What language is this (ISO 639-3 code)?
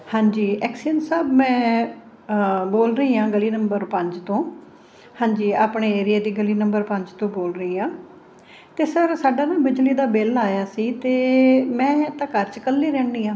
pan